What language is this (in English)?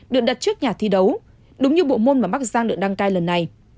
Vietnamese